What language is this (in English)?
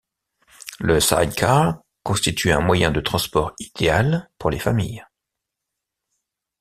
French